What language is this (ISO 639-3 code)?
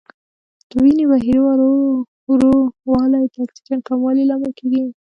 pus